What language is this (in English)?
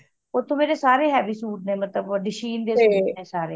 Punjabi